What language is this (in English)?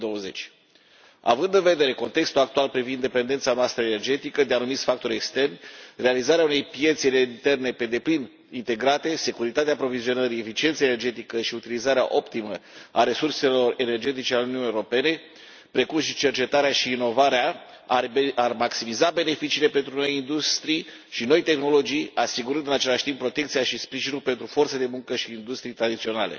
Romanian